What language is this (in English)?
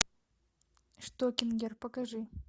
Russian